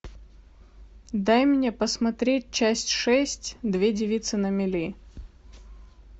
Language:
Russian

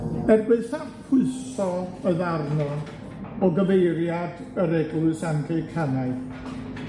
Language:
Welsh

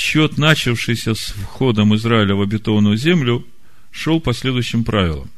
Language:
Russian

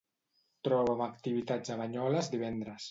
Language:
Catalan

